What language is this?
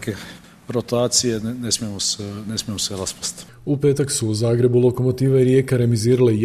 Croatian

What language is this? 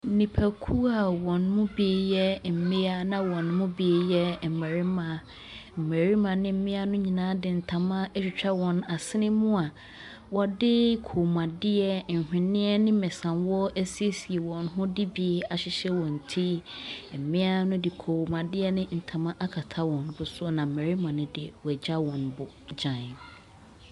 Akan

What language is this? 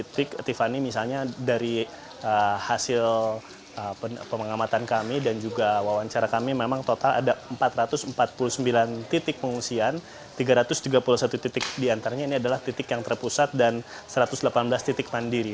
Indonesian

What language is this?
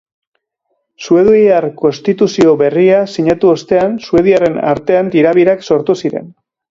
Basque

